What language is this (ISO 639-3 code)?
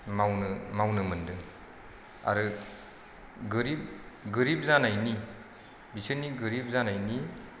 brx